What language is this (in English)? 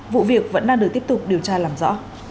Vietnamese